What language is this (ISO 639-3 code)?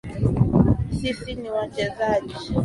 swa